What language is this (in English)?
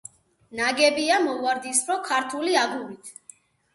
Georgian